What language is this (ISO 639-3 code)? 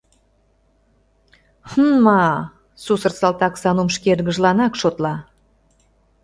chm